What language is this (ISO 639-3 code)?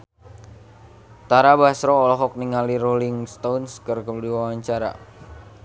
sun